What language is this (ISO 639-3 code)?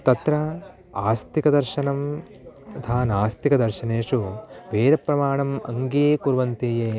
san